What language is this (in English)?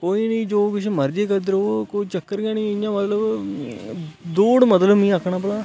Dogri